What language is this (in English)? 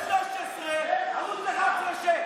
Hebrew